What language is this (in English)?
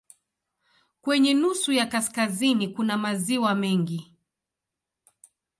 Swahili